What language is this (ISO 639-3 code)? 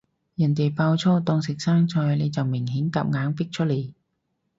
yue